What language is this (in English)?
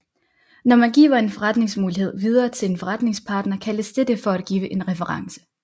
Danish